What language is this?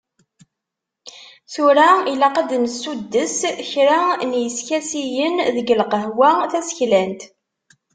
Kabyle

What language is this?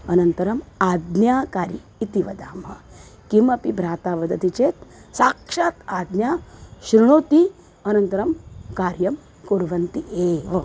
Sanskrit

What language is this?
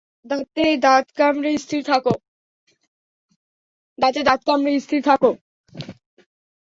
Bangla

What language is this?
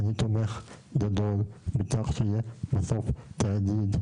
Hebrew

